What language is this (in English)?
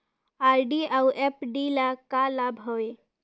Chhattisgarhi